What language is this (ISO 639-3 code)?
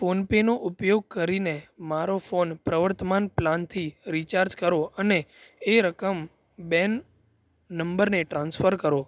guj